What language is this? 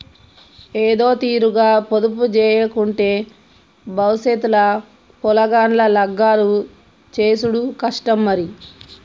Telugu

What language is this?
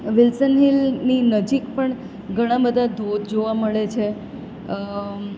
Gujarati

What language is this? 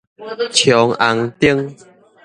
Min Nan Chinese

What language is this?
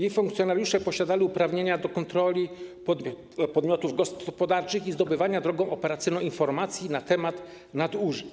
Polish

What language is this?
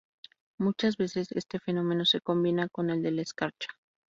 Spanish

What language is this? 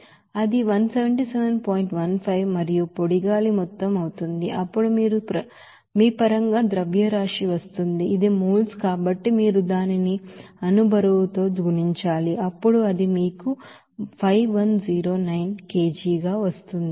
Telugu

